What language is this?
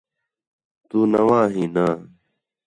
Khetrani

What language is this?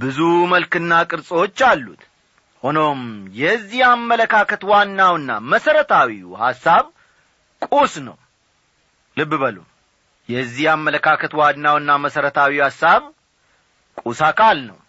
Amharic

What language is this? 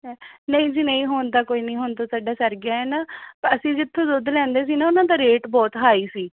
Punjabi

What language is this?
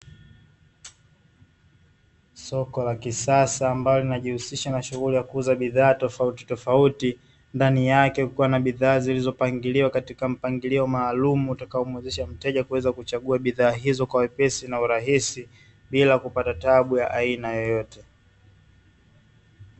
Swahili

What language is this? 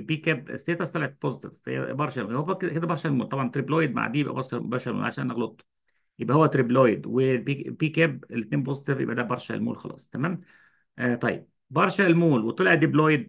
Arabic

